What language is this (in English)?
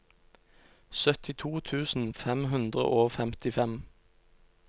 Norwegian